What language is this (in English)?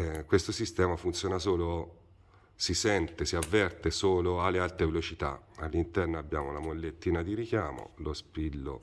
Italian